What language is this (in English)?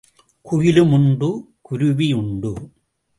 Tamil